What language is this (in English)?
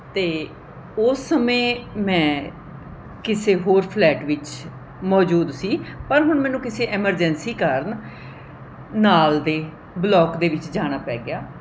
Punjabi